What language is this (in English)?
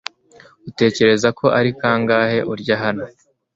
Kinyarwanda